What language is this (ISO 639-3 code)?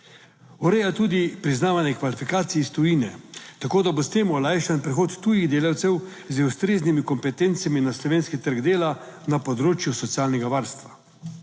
slv